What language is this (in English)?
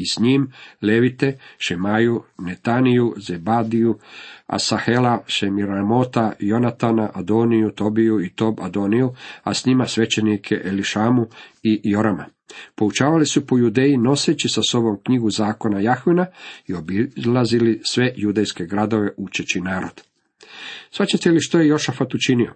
Croatian